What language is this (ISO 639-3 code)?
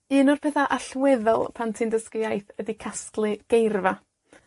cym